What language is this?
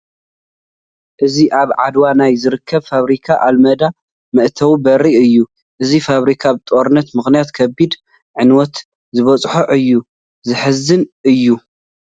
Tigrinya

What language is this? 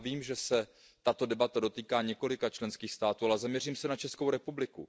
Czech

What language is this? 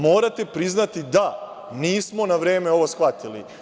Serbian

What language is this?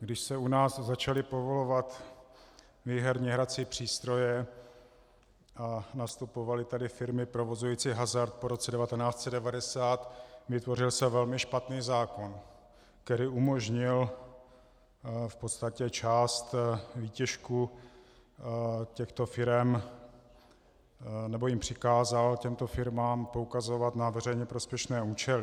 Czech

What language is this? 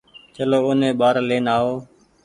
Goaria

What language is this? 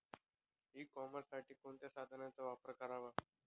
Marathi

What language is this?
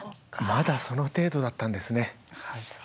Japanese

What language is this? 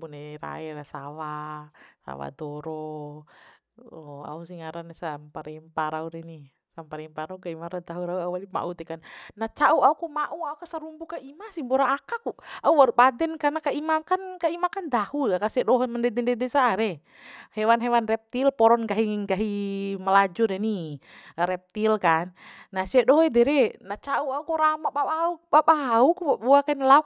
Bima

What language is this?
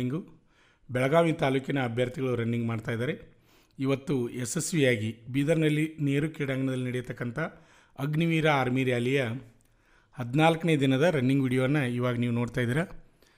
Kannada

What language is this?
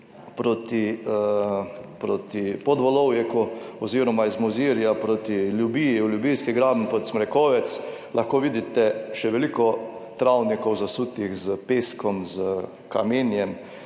Slovenian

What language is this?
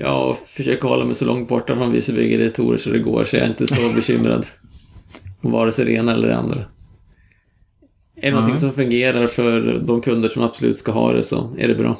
Swedish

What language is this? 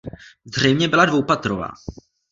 Czech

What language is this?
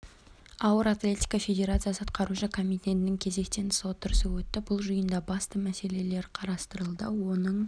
Kazakh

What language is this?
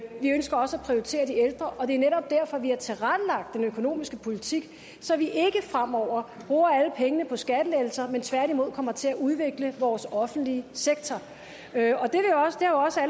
Danish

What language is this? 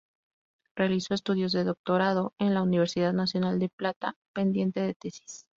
Spanish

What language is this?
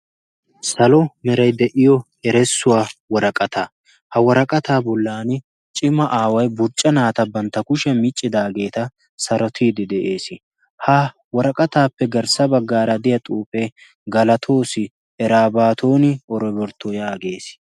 Wolaytta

